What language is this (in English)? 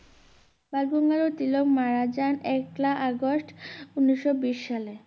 Bangla